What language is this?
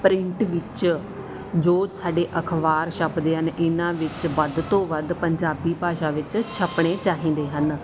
Punjabi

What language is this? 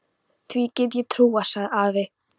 Icelandic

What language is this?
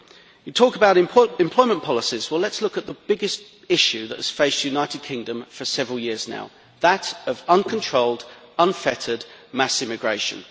English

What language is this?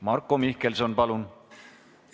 Estonian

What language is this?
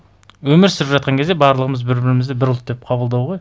Kazakh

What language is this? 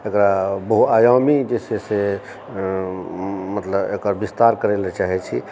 Maithili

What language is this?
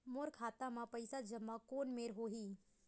Chhattisgarhi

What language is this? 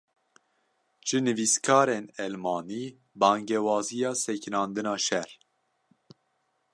Kurdish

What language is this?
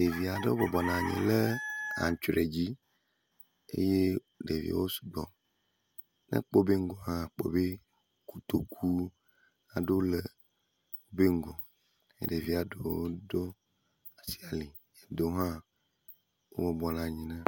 Ewe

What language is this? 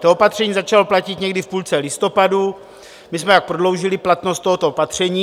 Czech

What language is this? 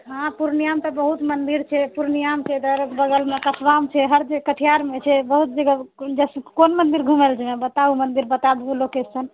Maithili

